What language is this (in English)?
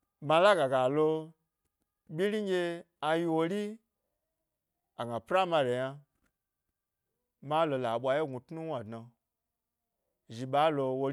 Gbari